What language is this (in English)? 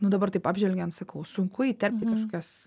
Lithuanian